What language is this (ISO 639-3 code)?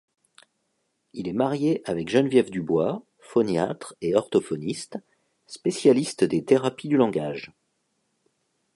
fra